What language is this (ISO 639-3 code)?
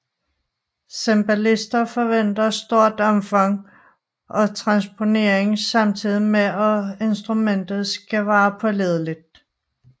dan